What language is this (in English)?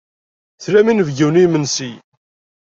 Kabyle